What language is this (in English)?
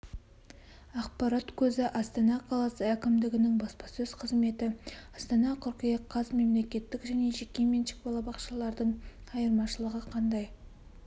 Kazakh